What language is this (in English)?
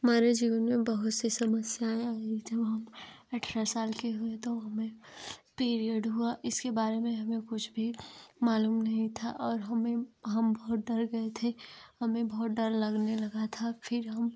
Hindi